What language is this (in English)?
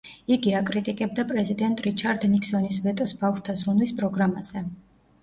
Georgian